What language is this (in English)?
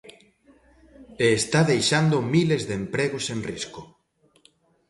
Galician